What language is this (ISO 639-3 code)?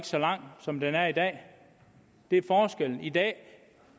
dan